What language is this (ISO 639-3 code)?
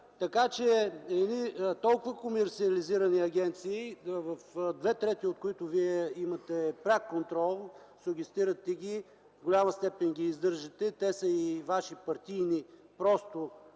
bul